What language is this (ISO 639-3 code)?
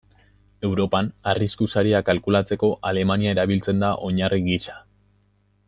eus